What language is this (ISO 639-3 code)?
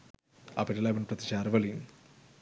sin